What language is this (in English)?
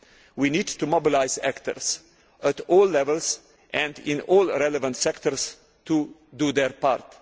English